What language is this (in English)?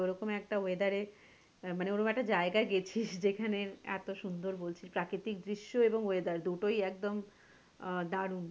Bangla